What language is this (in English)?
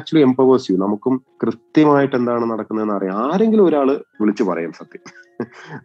Malayalam